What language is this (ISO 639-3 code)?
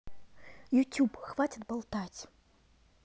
rus